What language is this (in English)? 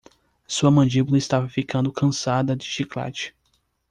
Portuguese